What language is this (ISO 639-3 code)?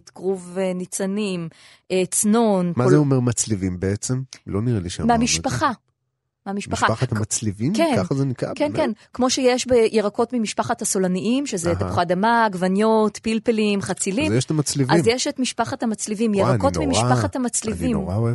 heb